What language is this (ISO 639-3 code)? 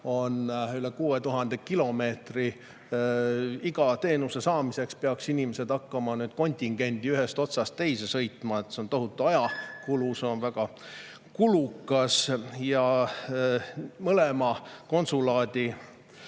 est